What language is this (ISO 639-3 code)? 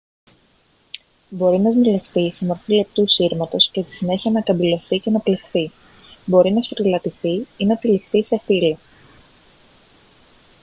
ell